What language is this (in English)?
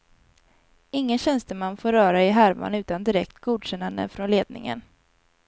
Swedish